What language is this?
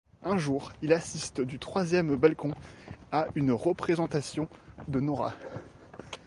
French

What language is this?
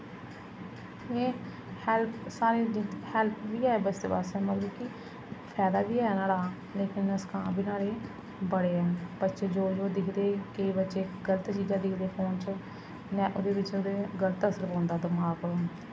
Dogri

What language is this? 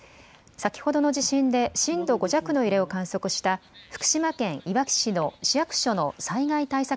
Japanese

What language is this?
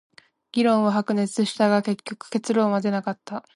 Japanese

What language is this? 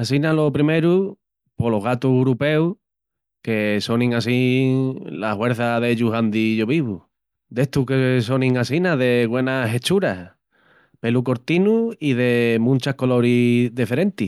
Extremaduran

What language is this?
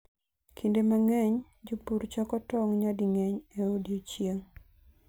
Luo (Kenya and Tanzania)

